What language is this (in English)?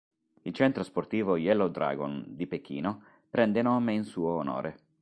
Italian